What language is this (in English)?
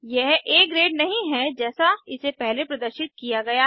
Hindi